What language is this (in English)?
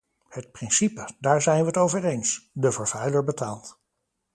Dutch